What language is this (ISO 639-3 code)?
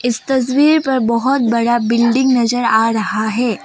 hin